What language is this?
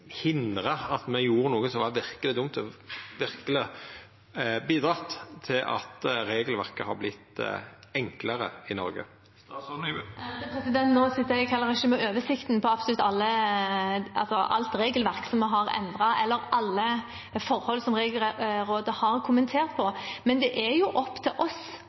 Norwegian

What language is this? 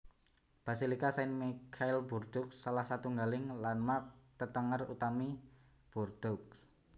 Javanese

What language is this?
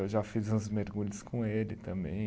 Portuguese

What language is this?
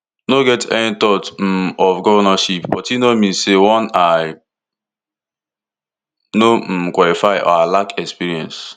Nigerian Pidgin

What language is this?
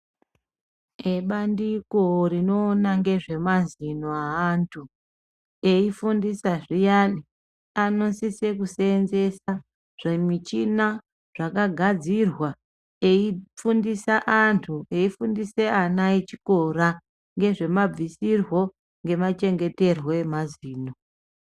Ndau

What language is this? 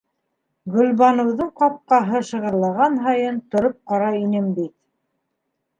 Bashkir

